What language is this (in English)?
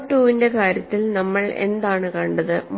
Malayalam